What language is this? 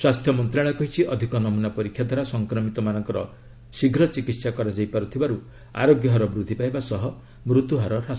Odia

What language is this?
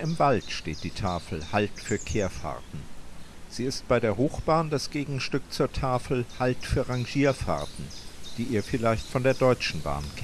German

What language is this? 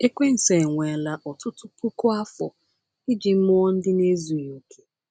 Igbo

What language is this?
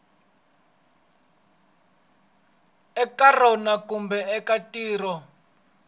Tsonga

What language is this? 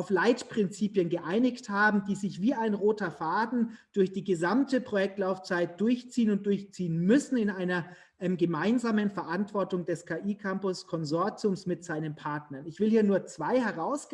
German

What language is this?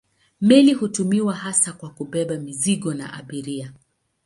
Swahili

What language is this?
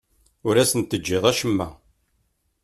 Kabyle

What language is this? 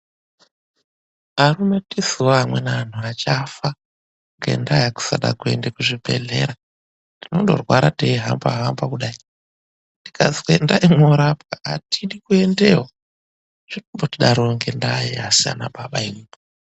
Ndau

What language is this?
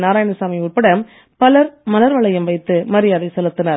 Tamil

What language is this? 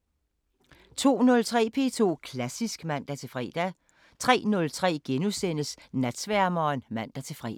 Danish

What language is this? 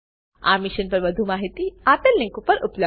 Gujarati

